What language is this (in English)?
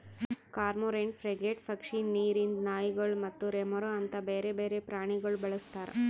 Kannada